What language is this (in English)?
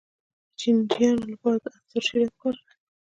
Pashto